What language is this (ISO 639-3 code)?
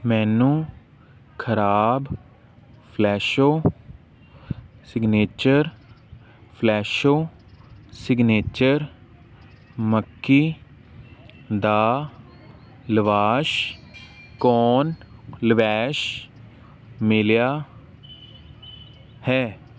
pan